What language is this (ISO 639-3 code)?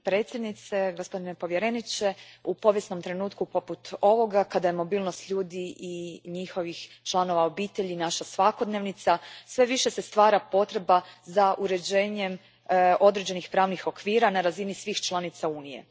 hrv